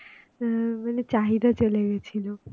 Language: Bangla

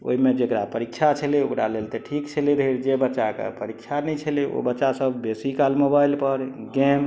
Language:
Maithili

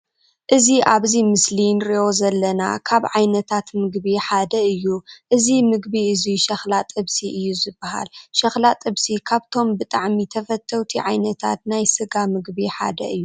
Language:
Tigrinya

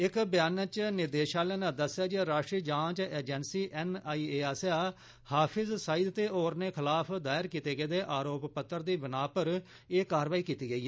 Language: Dogri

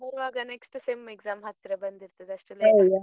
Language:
Kannada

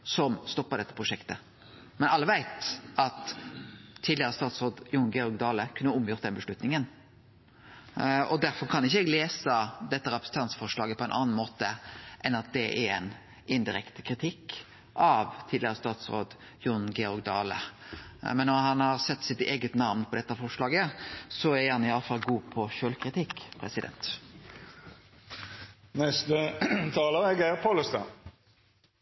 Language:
Norwegian Nynorsk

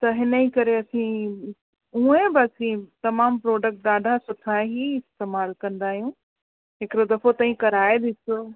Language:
Sindhi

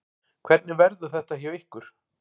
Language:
Icelandic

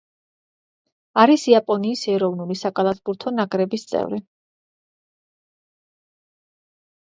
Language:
Georgian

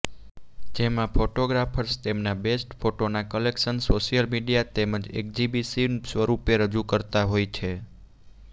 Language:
Gujarati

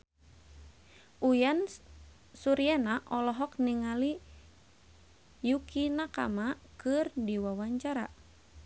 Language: Sundanese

